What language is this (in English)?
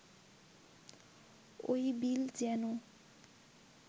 Bangla